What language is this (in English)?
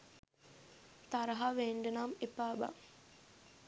Sinhala